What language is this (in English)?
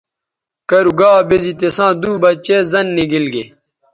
Bateri